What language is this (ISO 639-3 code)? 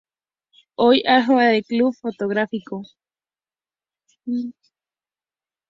spa